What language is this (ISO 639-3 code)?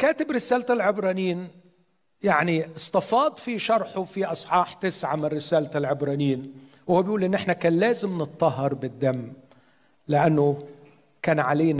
ara